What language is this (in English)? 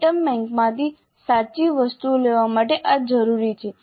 Gujarati